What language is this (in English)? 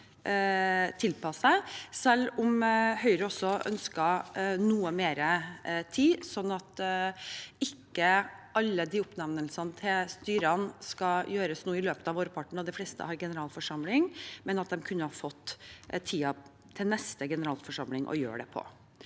Norwegian